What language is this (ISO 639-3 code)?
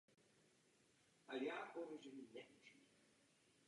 ces